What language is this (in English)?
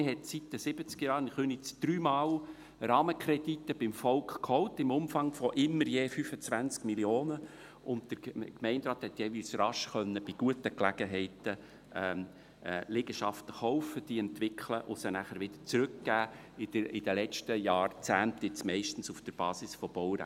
Swiss German